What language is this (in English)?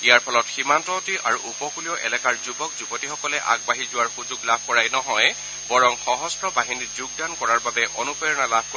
Assamese